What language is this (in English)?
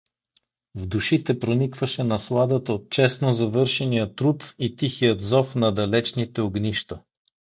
Bulgarian